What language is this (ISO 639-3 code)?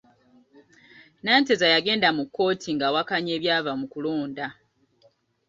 lug